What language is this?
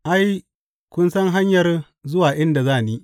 Hausa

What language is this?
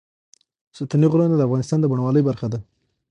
Pashto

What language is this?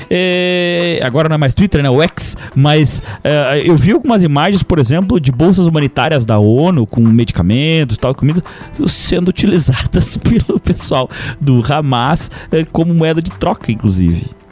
Portuguese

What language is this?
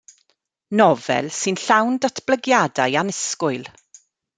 Welsh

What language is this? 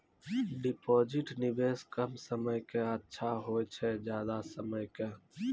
Maithili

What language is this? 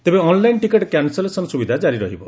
Odia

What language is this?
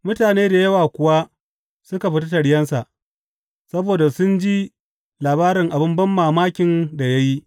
Hausa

